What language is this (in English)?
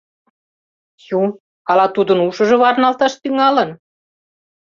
Mari